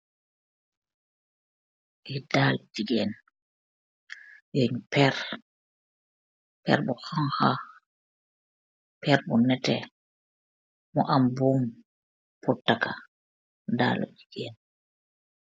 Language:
Wolof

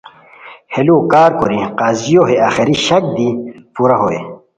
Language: Khowar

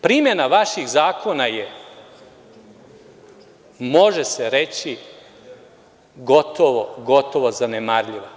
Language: Serbian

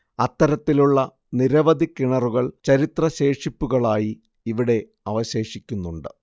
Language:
Malayalam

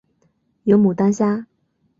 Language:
Chinese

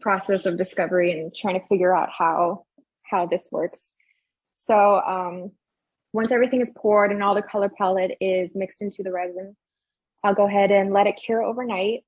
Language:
English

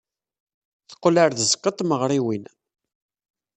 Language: Kabyle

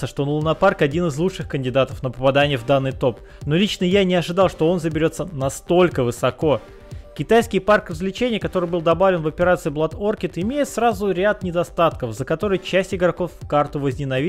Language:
Russian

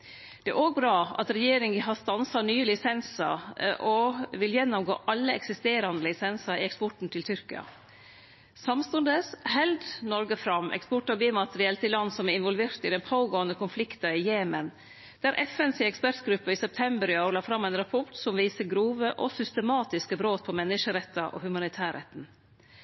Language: Norwegian Nynorsk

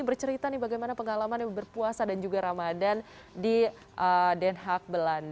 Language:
Indonesian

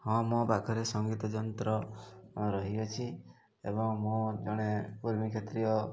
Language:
Odia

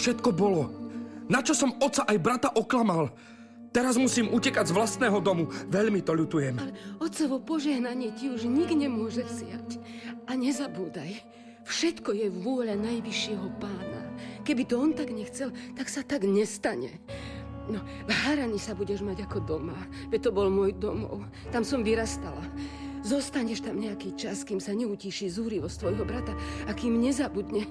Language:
Slovak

